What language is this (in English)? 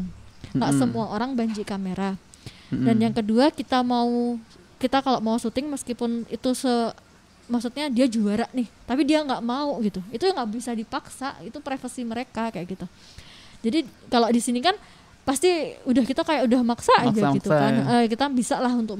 Indonesian